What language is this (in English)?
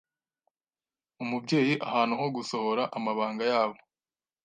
Kinyarwanda